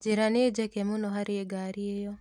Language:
Kikuyu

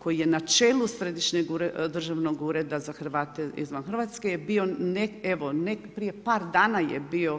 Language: Croatian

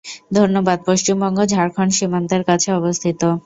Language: Bangla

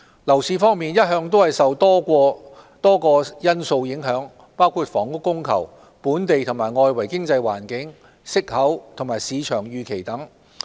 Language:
Cantonese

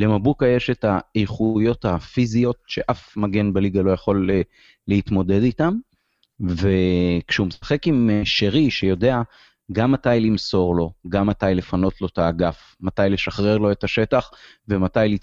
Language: Hebrew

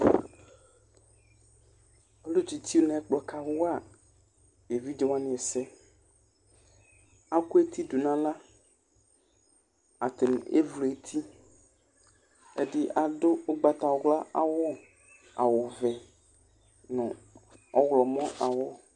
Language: Ikposo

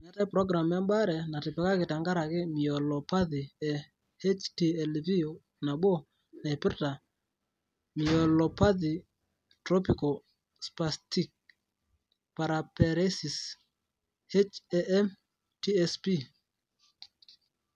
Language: Masai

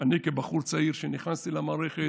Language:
Hebrew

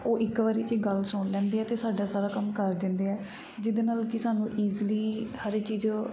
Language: Punjabi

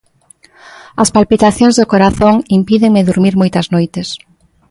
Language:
Galician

